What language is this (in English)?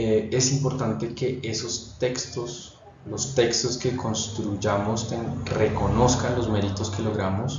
Spanish